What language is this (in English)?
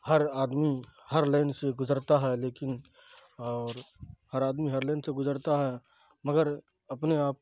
Urdu